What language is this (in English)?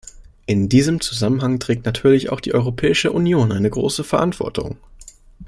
German